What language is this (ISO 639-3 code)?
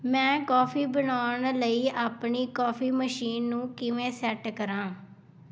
pan